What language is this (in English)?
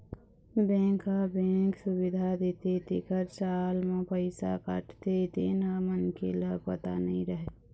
Chhattisgarhi